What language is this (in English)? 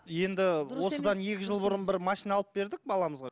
Kazakh